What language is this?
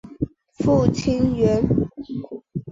Chinese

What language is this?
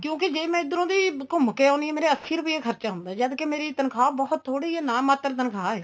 Punjabi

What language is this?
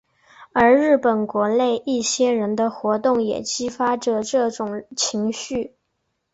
Chinese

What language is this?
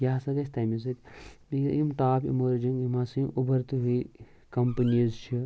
Kashmiri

